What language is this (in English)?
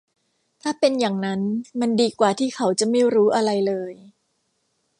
Thai